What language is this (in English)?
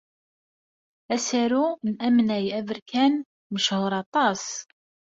Kabyle